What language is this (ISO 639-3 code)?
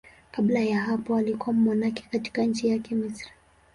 swa